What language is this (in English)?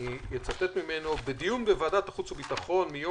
Hebrew